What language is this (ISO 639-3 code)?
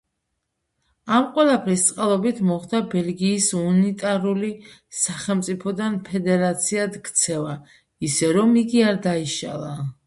kat